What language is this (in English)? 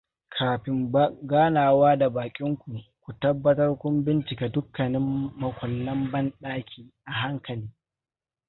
Hausa